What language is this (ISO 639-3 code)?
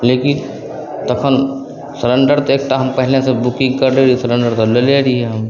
mai